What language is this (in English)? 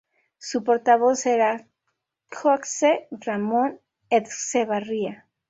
Spanish